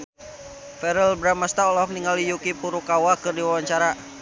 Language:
Sundanese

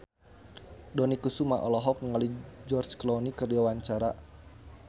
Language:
Sundanese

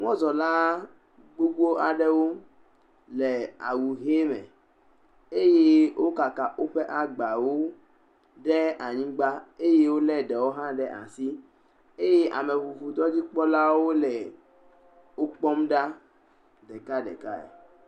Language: Ewe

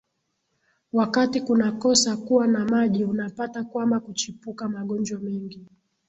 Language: Swahili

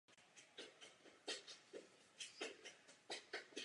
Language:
Czech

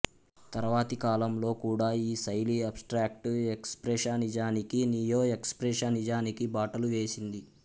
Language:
Telugu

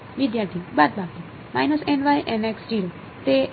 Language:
Gujarati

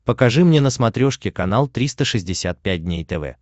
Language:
Russian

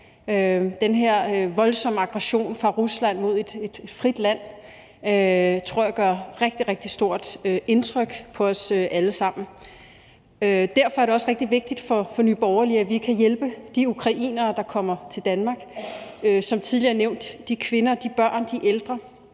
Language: Danish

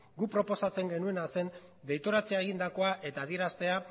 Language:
Basque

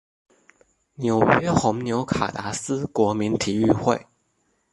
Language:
Chinese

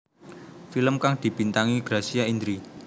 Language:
Javanese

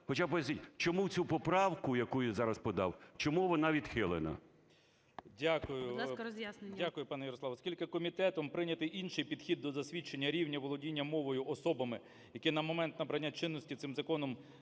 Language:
Ukrainian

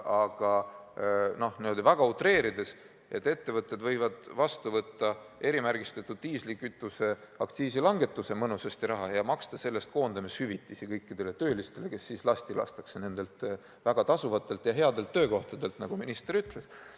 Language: Estonian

